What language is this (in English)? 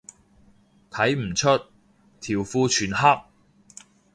Cantonese